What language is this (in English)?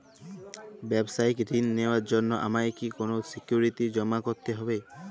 Bangla